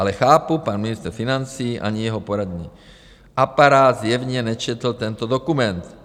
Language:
Czech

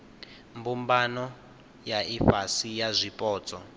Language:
Venda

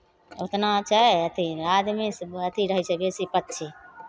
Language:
Maithili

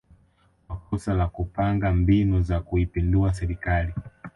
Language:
Swahili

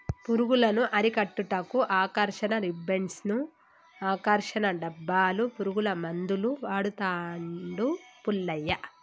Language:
Telugu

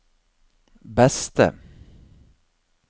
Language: Norwegian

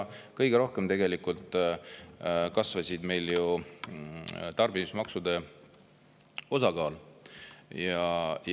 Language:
Estonian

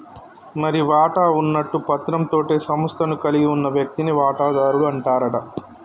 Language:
Telugu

